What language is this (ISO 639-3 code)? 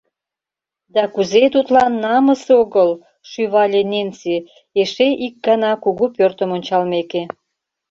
chm